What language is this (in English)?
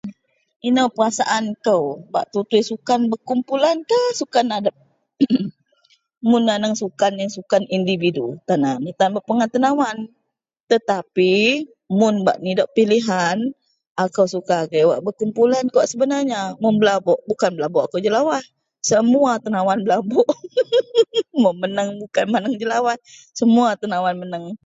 Central Melanau